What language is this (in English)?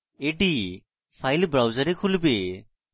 Bangla